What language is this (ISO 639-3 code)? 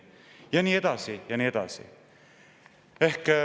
est